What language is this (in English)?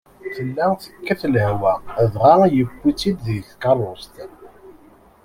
Kabyle